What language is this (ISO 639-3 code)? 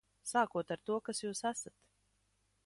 lav